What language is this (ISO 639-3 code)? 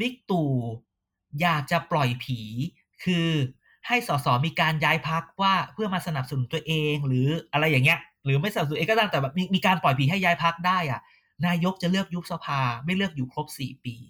tha